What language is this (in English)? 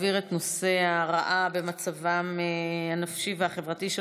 Hebrew